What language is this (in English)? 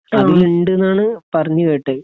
Malayalam